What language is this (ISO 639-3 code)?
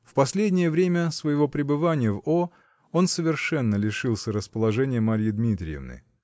rus